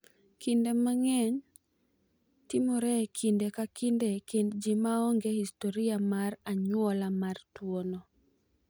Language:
Luo (Kenya and Tanzania)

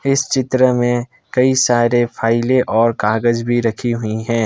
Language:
Hindi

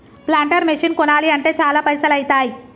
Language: Telugu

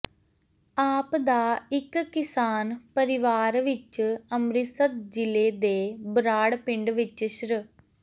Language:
Punjabi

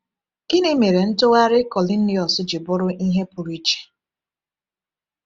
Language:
Igbo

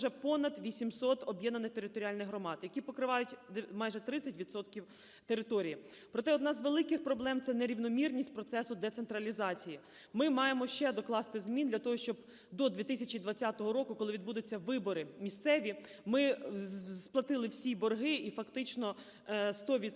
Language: Ukrainian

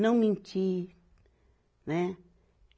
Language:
Portuguese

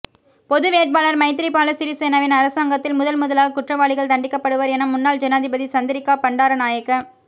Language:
Tamil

